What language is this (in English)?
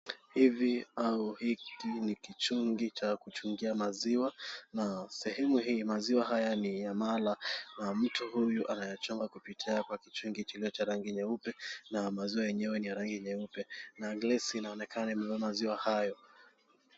Swahili